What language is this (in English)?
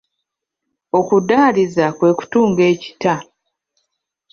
Ganda